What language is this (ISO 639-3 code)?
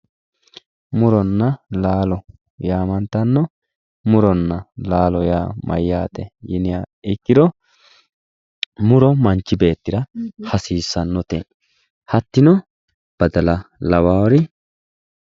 sid